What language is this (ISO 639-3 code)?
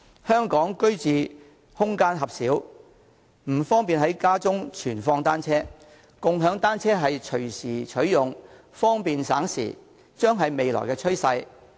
yue